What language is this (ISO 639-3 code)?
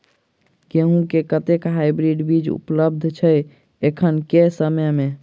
mai